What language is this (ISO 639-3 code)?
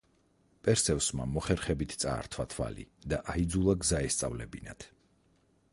kat